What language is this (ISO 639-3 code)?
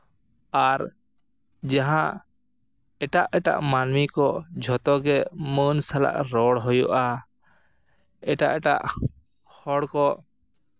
sat